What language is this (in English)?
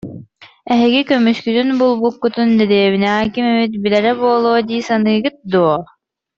Yakut